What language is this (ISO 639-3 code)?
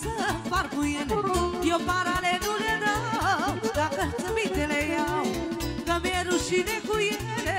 ron